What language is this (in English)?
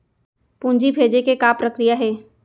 Chhattisgarhi